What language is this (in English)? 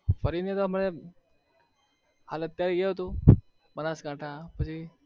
Gujarati